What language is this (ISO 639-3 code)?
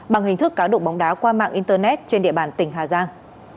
vie